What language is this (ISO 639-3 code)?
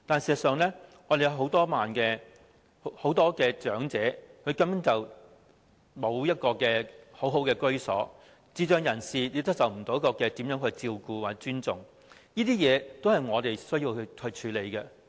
yue